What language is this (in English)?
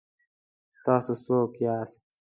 Pashto